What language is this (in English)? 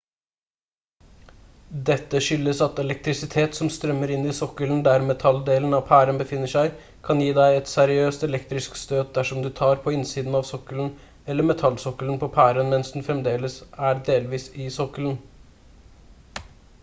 Norwegian Bokmål